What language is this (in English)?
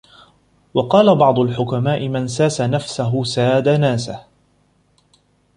Arabic